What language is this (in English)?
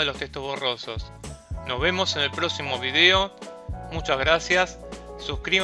Spanish